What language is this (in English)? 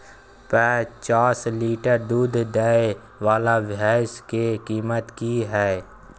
Maithili